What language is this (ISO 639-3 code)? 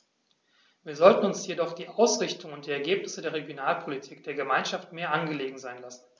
deu